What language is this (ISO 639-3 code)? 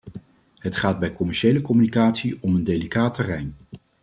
nld